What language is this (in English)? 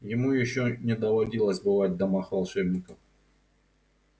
Russian